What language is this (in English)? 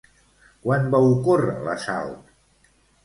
Catalan